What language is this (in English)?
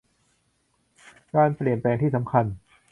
Thai